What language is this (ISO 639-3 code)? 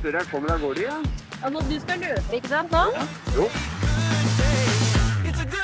nor